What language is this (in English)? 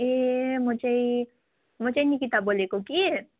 Nepali